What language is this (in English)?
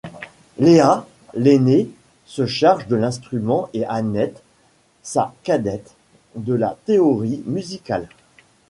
French